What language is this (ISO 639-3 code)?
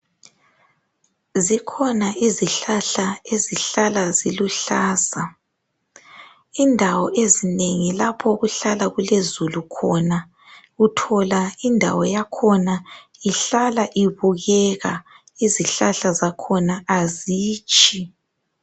nde